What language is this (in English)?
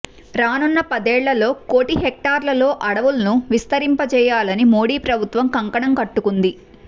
Telugu